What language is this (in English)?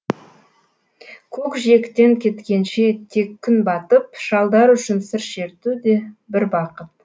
Kazakh